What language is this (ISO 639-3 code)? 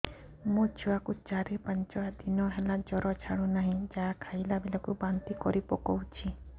ori